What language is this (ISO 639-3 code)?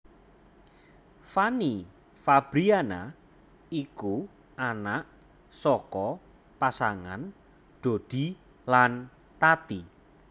jav